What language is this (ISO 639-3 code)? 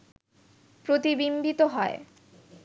ben